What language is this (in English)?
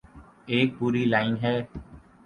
Urdu